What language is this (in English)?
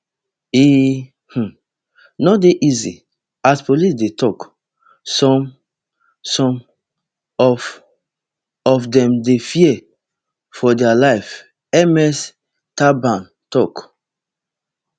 Nigerian Pidgin